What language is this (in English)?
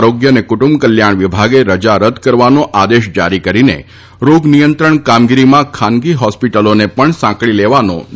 Gujarati